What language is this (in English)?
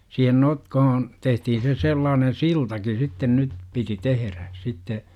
Finnish